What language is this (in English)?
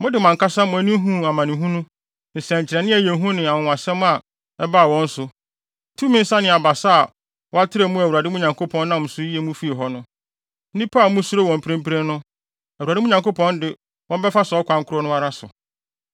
Akan